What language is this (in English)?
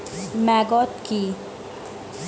Bangla